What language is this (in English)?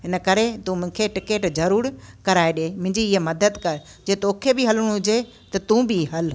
Sindhi